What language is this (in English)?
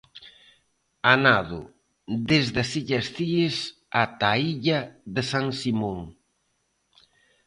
Galician